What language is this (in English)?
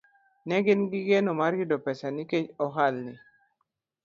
Luo (Kenya and Tanzania)